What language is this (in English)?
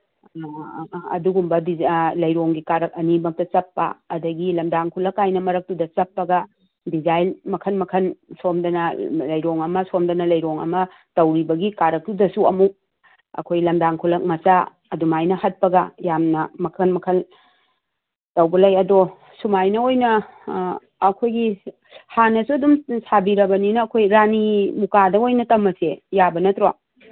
Manipuri